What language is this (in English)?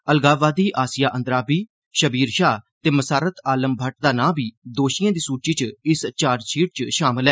Dogri